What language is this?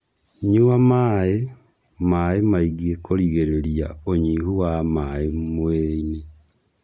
Kikuyu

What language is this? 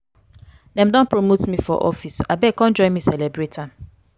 Nigerian Pidgin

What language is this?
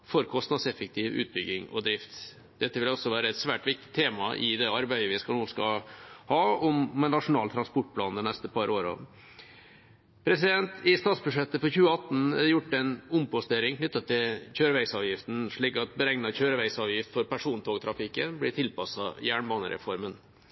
Norwegian Bokmål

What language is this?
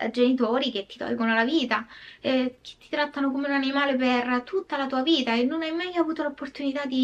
Italian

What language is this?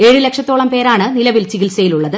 Malayalam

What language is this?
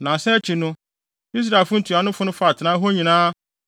Akan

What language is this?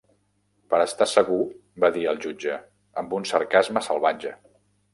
Catalan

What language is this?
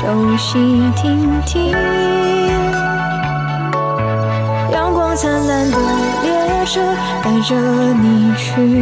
Chinese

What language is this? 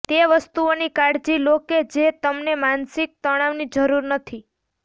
Gujarati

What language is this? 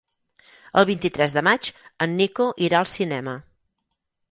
Catalan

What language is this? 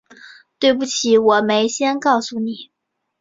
Chinese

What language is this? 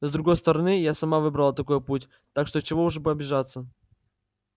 Russian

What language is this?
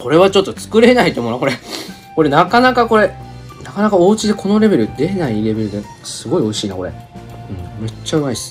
Japanese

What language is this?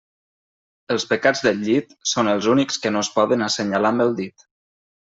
Catalan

